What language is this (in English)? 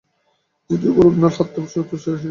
Bangla